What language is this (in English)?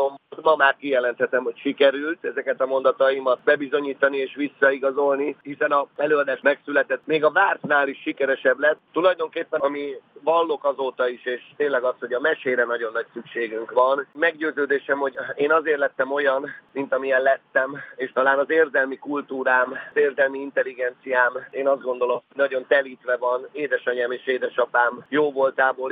Hungarian